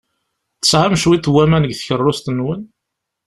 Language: Kabyle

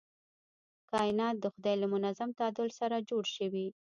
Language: Pashto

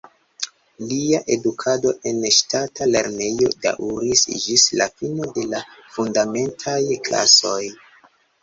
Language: Esperanto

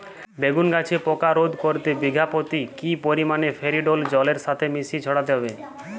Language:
Bangla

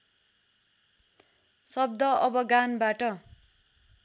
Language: Nepali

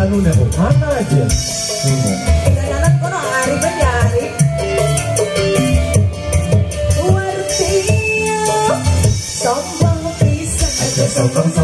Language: Indonesian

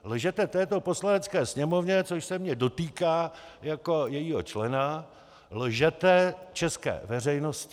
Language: Czech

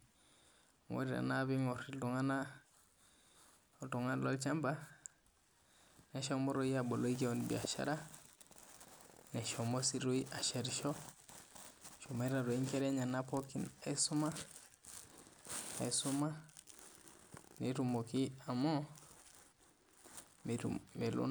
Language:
Masai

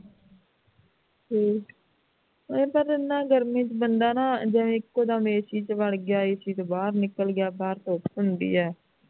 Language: Punjabi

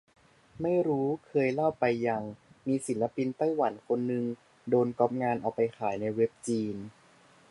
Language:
Thai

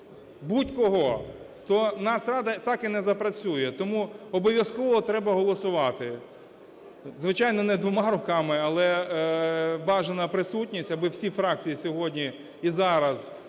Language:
Ukrainian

